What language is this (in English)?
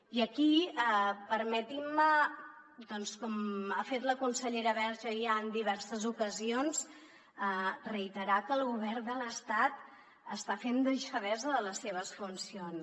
Catalan